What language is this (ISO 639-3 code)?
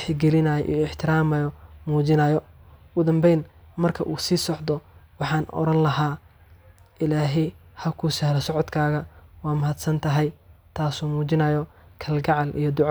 som